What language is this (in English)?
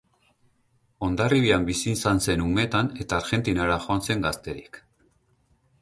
Basque